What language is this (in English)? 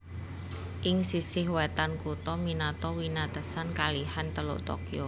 Javanese